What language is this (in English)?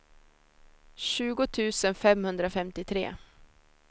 Swedish